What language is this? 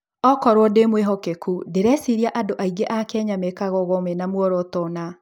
Kikuyu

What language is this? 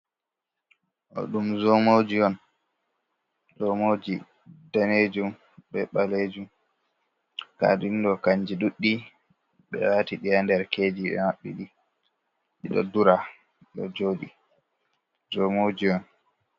Fula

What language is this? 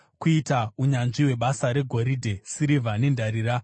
Shona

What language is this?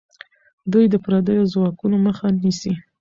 Pashto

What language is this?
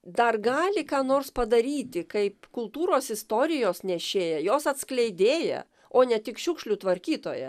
Lithuanian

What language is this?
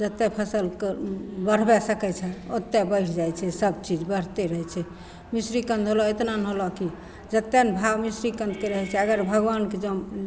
Maithili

